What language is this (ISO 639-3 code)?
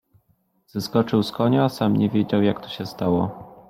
pol